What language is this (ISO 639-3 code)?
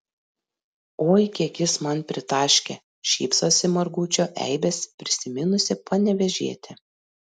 lit